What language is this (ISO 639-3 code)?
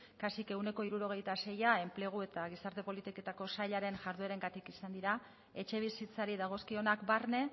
eus